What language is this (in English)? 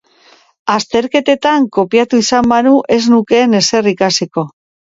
Basque